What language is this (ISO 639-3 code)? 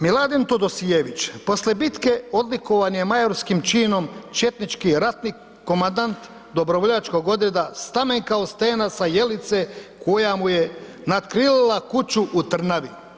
hrv